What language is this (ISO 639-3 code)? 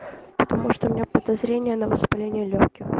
rus